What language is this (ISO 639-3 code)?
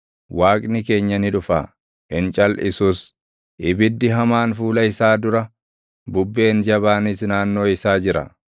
orm